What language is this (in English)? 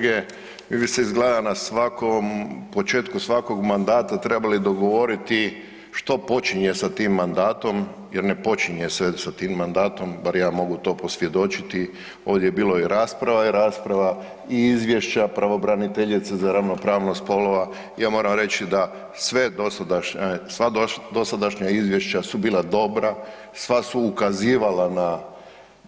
Croatian